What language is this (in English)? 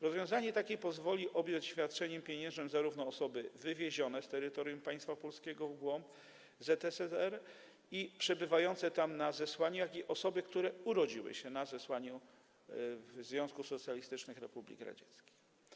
Polish